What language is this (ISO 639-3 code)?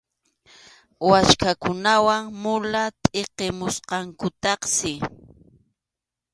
qxu